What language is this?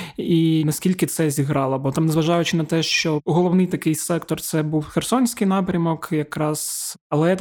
Ukrainian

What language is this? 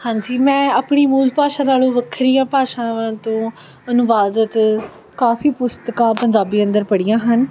Punjabi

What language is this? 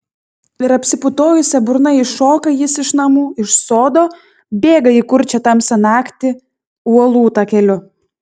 Lithuanian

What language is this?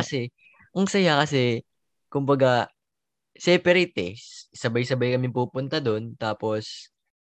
Filipino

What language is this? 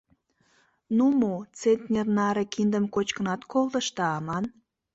Mari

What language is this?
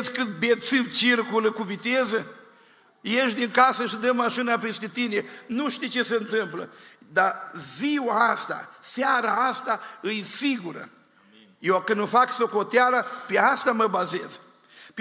Romanian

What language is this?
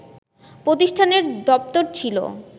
Bangla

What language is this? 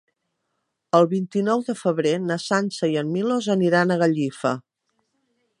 Catalan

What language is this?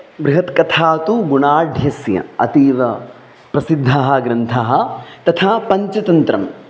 Sanskrit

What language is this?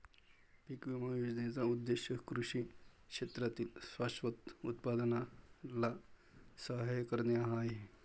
Marathi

